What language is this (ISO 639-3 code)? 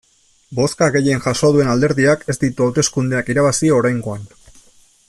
eus